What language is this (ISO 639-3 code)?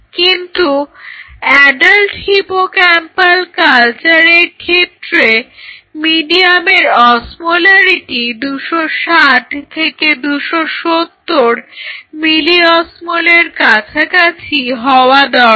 ben